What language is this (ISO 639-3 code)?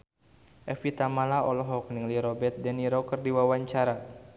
sun